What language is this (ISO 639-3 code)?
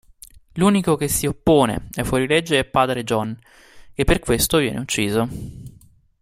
ita